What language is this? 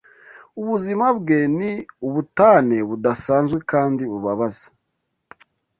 Kinyarwanda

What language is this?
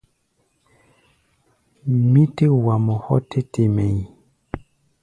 Gbaya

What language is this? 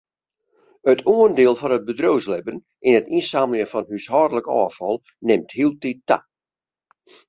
Western Frisian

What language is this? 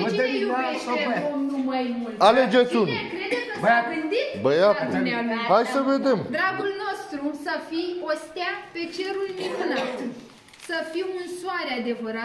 Romanian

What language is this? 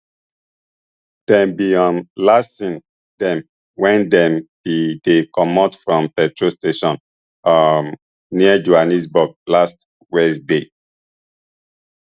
Nigerian Pidgin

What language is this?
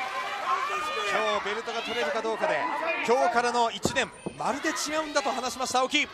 Japanese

